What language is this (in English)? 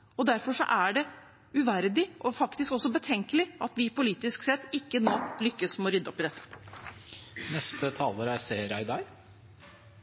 Norwegian Bokmål